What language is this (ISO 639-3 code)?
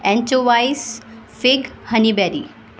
urd